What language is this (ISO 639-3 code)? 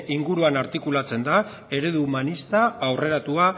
eus